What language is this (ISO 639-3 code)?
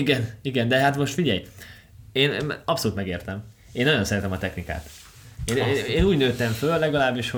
hun